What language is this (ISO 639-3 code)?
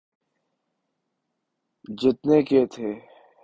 urd